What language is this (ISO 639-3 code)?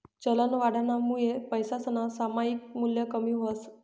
mar